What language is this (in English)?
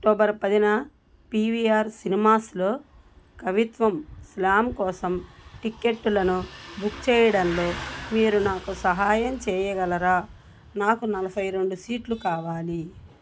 Telugu